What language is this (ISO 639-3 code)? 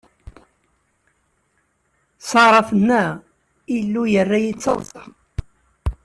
kab